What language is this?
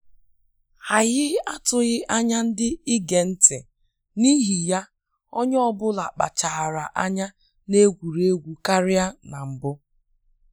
Igbo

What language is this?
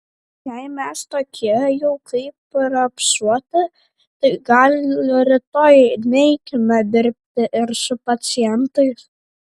Lithuanian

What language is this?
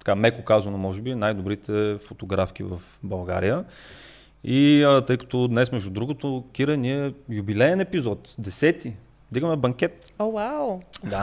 Bulgarian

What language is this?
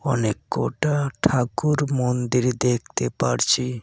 Bangla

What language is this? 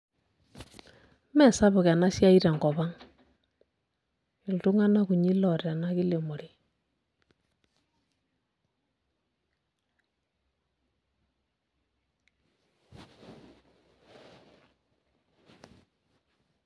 Masai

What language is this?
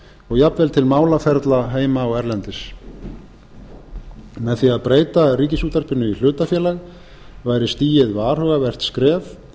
Icelandic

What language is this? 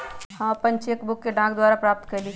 Magahi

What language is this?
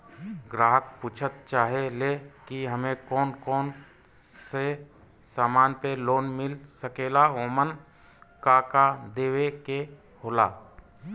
Bhojpuri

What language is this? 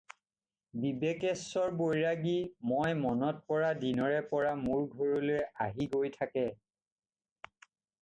Assamese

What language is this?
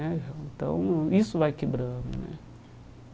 Portuguese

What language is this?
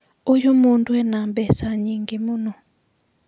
Kikuyu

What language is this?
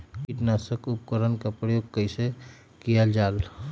Magahi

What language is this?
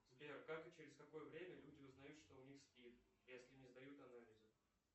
Russian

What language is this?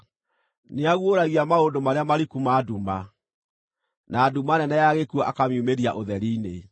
Kikuyu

